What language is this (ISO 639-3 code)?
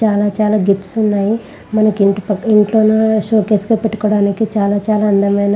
tel